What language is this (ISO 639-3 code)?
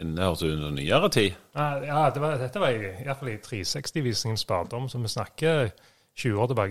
dan